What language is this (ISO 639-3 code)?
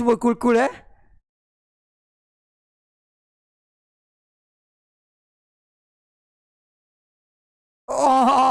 msa